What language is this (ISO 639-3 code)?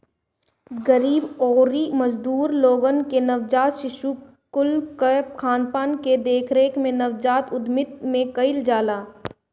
bho